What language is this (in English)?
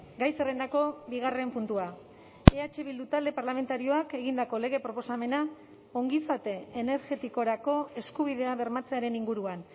Basque